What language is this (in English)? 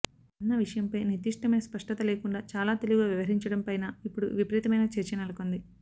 Telugu